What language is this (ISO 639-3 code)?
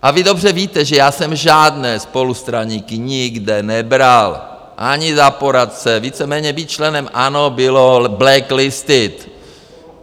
ces